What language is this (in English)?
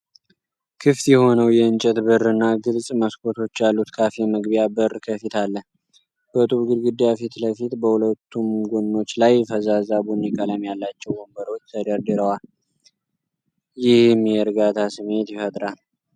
Amharic